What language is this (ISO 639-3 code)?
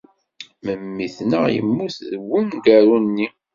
kab